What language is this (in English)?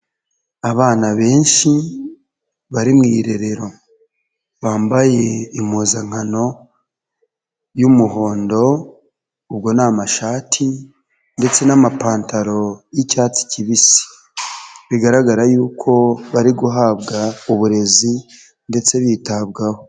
Kinyarwanda